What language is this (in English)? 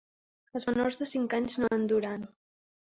Catalan